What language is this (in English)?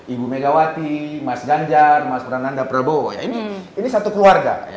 Indonesian